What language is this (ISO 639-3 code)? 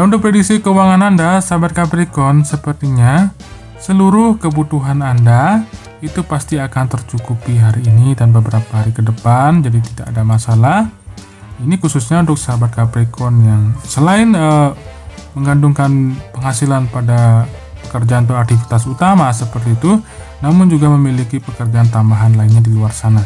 ind